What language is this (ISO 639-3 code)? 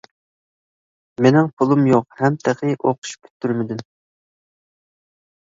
uig